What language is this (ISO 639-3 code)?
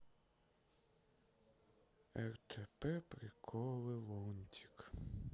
rus